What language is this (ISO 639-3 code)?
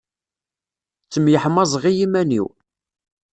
kab